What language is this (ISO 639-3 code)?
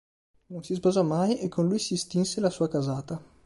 ita